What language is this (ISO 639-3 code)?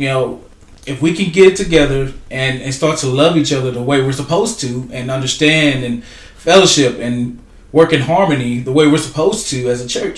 eng